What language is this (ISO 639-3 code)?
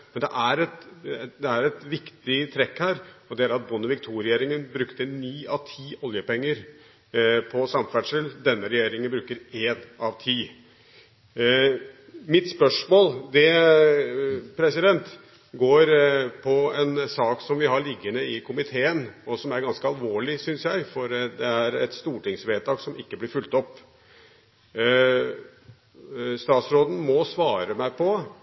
nob